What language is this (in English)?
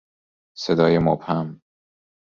Persian